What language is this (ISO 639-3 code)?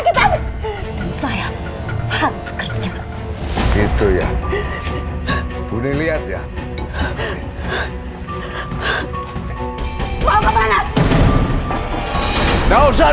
ind